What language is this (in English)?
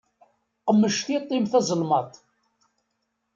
Kabyle